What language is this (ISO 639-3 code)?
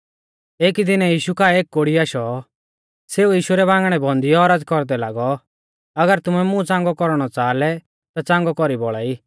bfz